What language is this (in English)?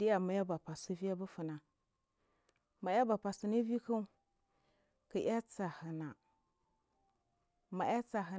Marghi South